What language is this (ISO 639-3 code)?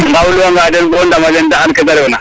srr